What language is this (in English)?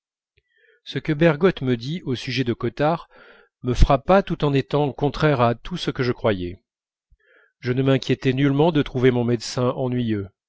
French